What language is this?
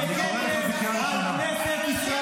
Hebrew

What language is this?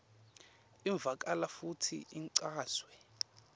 Swati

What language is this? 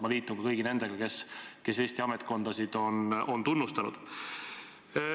Estonian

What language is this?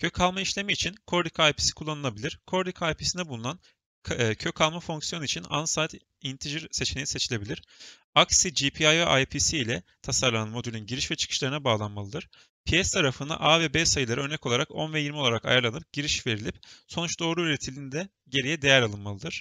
Turkish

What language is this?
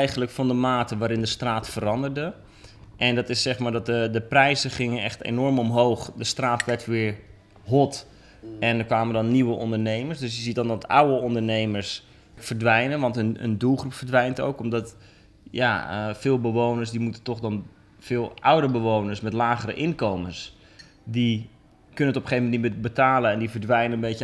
Dutch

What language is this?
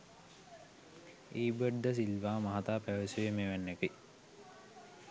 Sinhala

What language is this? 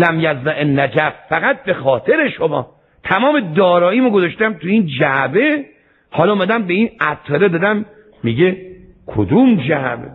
Persian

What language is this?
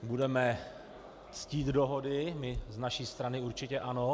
Czech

